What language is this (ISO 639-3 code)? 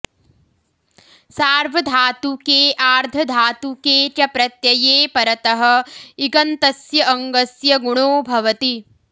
san